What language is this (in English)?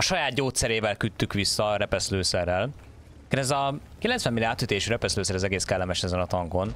Hungarian